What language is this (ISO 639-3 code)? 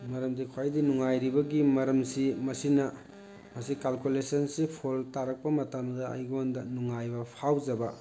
mni